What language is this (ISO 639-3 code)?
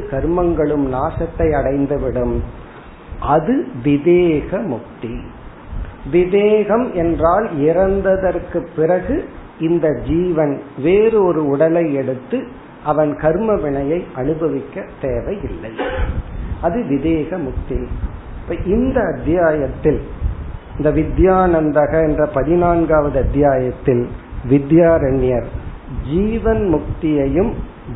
tam